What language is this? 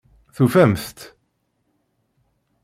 Kabyle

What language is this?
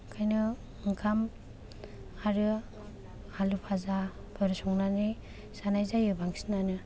Bodo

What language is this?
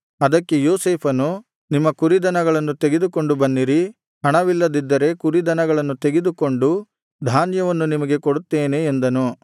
Kannada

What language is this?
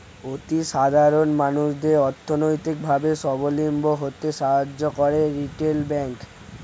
Bangla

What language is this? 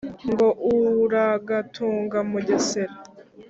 Kinyarwanda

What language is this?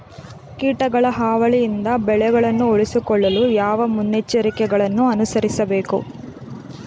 Kannada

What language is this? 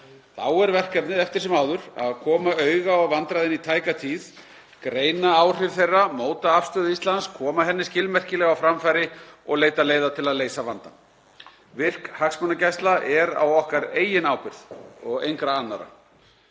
Icelandic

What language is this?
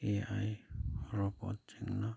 Manipuri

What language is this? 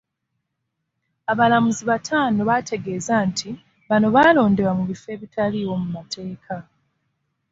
Ganda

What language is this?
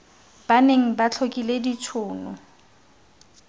Tswana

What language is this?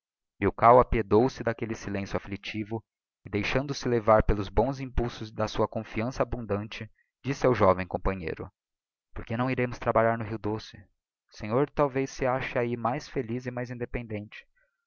Portuguese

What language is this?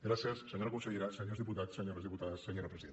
Catalan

